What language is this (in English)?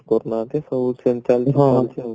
Odia